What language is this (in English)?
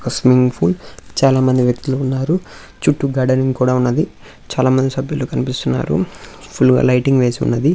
Telugu